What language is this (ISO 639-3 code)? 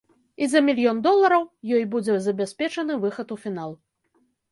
bel